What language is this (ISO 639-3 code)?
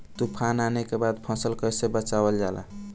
bho